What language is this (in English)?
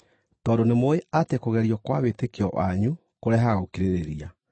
Kikuyu